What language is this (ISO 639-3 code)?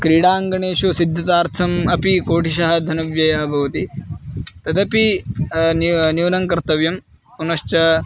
san